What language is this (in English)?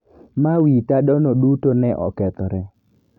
Luo (Kenya and Tanzania)